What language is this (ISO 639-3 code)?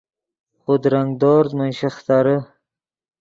ydg